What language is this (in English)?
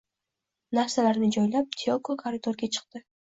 Uzbek